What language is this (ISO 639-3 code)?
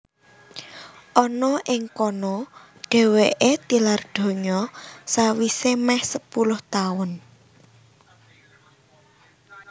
jav